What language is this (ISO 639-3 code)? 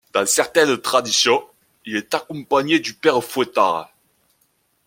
fra